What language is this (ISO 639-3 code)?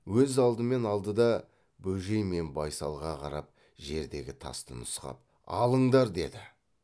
kaz